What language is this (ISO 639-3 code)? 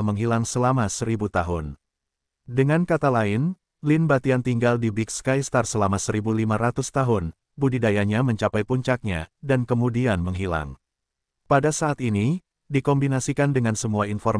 ind